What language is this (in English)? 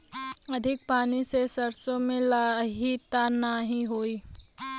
Bhojpuri